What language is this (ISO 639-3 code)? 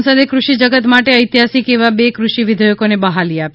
guj